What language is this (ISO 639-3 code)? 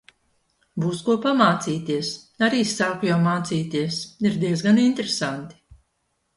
lav